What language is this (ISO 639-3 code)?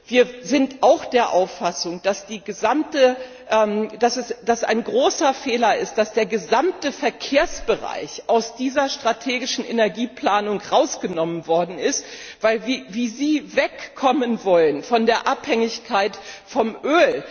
deu